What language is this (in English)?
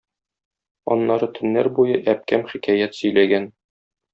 Tatar